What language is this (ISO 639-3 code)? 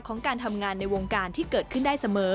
tha